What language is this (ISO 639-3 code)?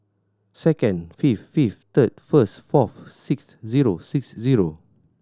eng